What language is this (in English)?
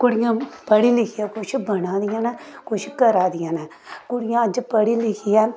Dogri